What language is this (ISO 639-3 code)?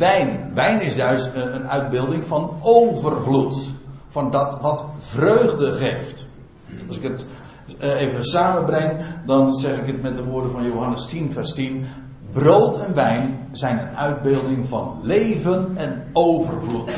nld